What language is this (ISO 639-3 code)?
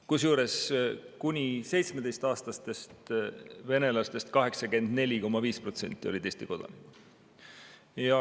est